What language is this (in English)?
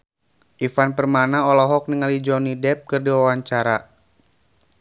Sundanese